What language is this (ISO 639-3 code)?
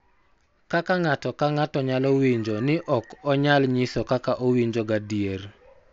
luo